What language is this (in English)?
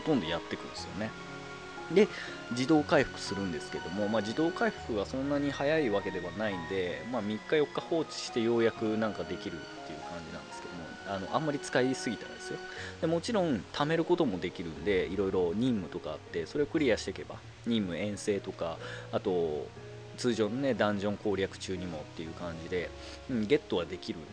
Japanese